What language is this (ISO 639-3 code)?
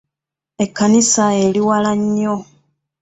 lug